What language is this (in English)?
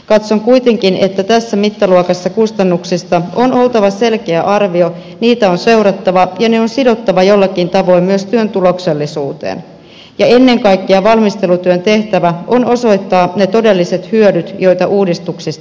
Finnish